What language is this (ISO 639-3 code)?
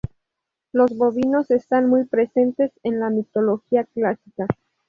spa